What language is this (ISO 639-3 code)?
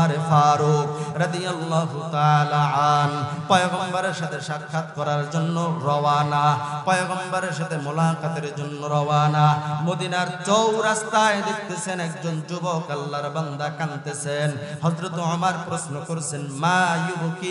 ara